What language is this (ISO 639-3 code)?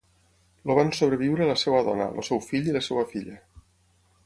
cat